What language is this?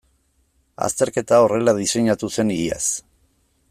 Basque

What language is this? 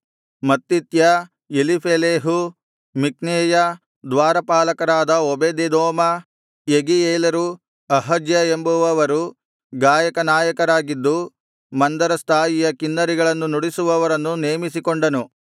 Kannada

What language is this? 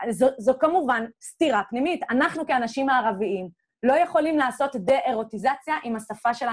Hebrew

